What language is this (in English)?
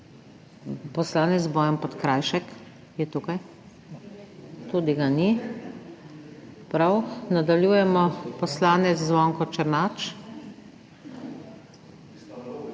Slovenian